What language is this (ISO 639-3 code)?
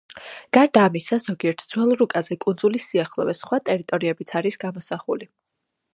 kat